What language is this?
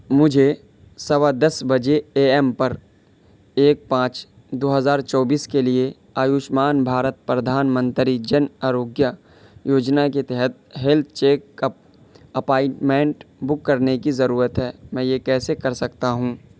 Urdu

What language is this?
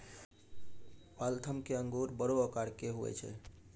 Maithili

